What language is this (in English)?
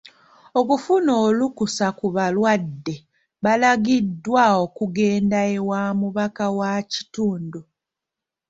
Ganda